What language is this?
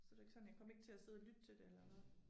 Danish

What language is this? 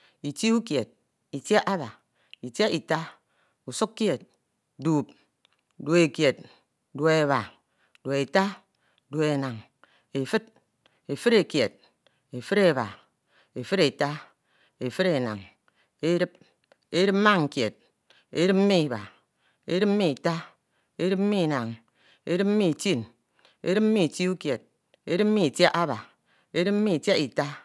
Ito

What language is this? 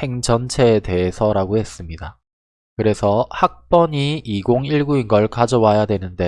Korean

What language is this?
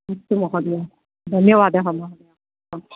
Sanskrit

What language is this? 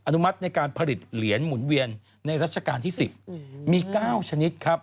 Thai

